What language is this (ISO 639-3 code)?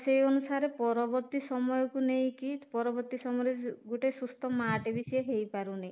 ori